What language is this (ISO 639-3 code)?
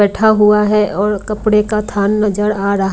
hin